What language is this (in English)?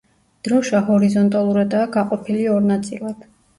Georgian